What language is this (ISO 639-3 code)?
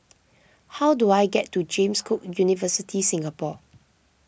eng